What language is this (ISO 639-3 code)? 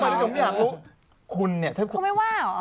tha